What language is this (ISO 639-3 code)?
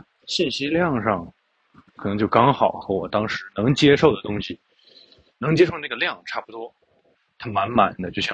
zho